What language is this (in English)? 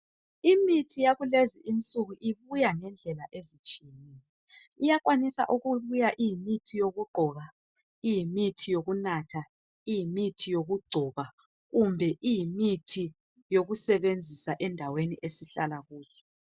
North Ndebele